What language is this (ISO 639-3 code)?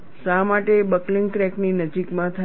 guj